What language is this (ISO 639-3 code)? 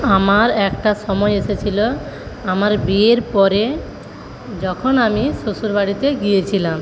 ben